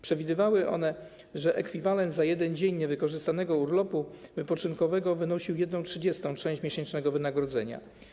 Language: Polish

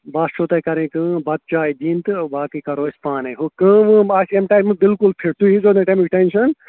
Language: Kashmiri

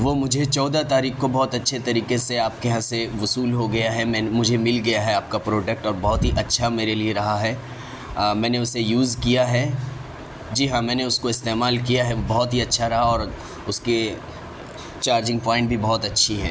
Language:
Urdu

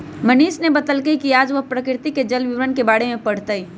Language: Magahi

